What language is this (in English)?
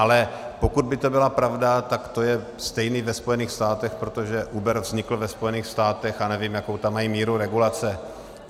Czech